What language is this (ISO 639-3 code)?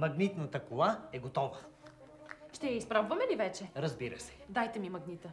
bul